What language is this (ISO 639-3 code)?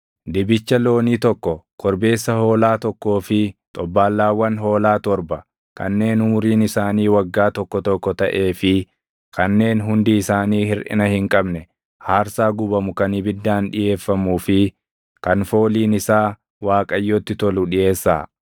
orm